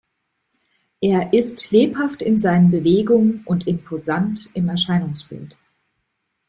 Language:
German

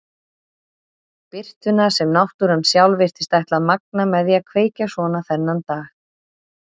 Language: Icelandic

